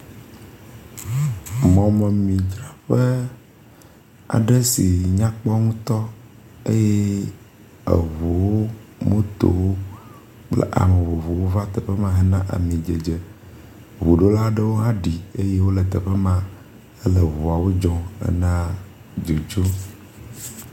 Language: Ewe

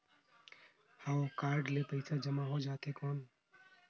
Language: Chhattisgarhi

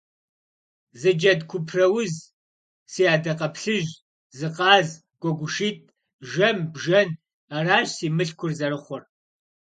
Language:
Kabardian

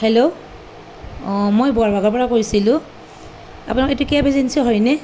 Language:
Assamese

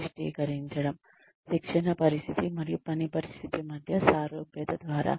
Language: Telugu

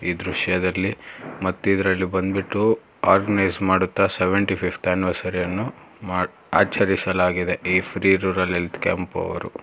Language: Kannada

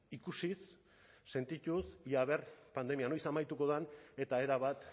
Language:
Basque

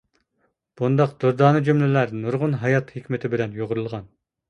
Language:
Uyghur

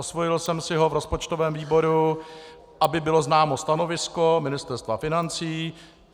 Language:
Czech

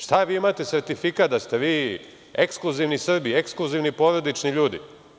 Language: Serbian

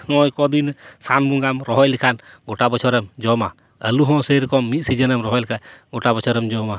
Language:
Santali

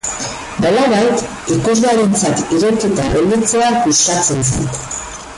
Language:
Basque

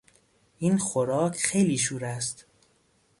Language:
Persian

